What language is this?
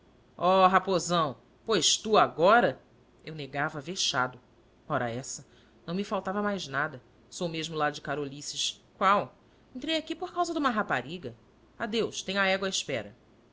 Portuguese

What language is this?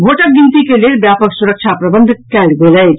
Maithili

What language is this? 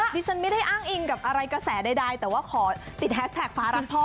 Thai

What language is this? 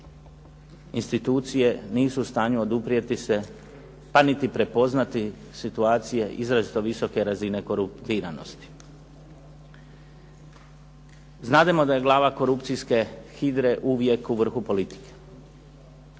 Croatian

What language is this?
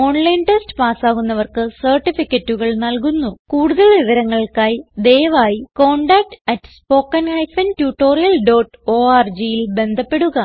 Malayalam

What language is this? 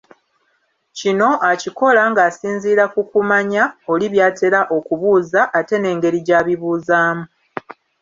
Ganda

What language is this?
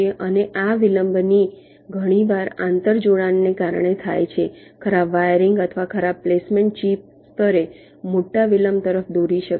Gujarati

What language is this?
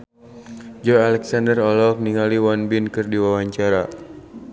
Sundanese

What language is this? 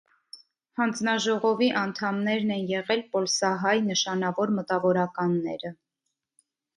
Armenian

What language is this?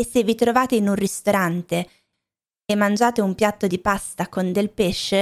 Italian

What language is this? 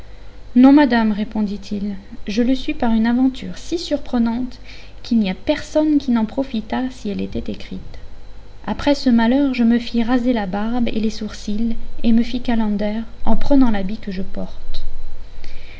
French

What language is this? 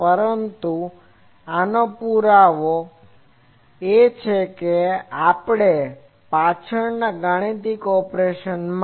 Gujarati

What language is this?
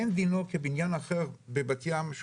Hebrew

